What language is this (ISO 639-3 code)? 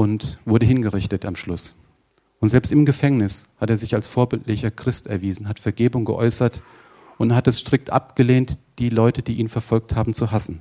deu